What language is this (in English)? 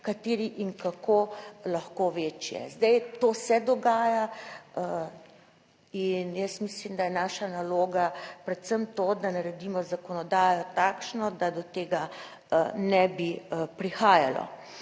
Slovenian